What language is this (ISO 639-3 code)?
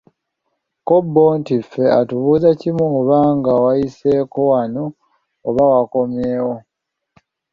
lug